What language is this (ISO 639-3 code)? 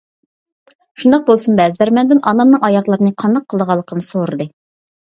uig